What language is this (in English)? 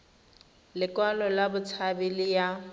Tswana